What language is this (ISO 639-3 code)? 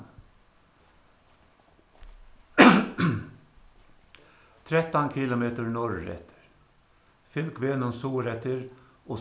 fao